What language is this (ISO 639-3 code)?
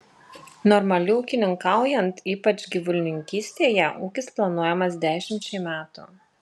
lit